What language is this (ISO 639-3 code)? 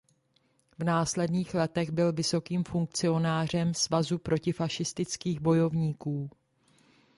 ces